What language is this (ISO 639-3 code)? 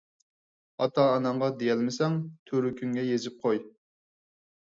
uig